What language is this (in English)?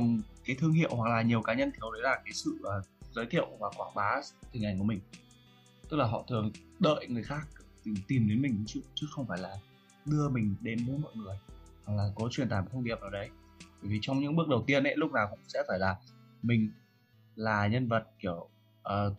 Vietnamese